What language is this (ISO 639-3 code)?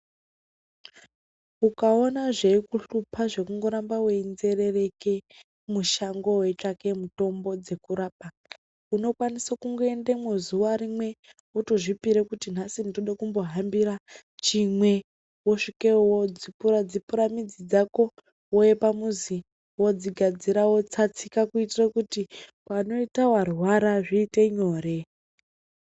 ndc